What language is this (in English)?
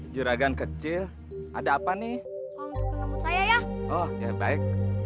Indonesian